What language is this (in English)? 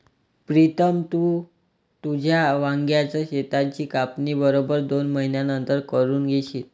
Marathi